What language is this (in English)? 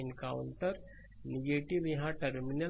Hindi